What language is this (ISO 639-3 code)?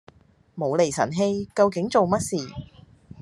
yue